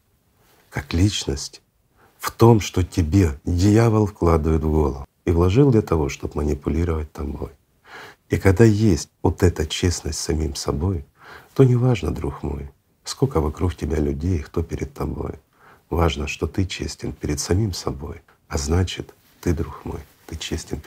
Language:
Russian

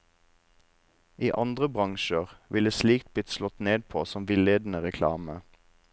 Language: Norwegian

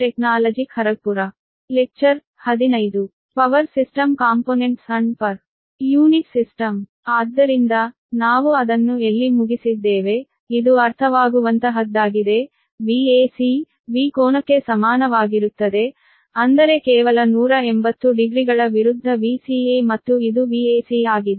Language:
Kannada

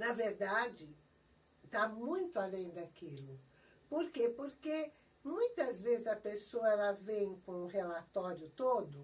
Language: Portuguese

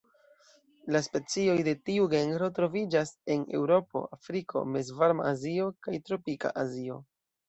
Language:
Esperanto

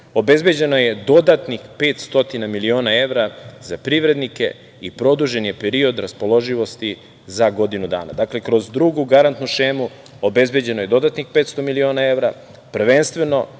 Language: Serbian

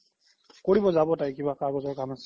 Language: Assamese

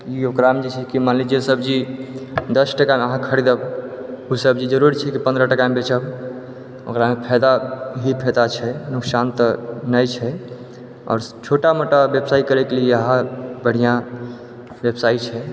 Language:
Maithili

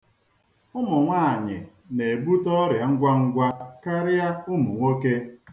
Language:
Igbo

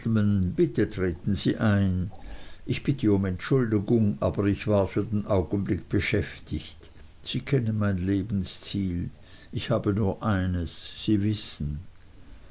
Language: German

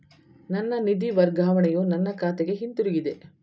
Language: Kannada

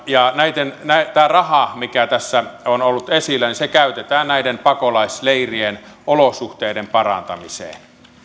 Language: Finnish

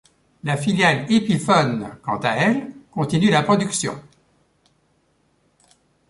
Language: French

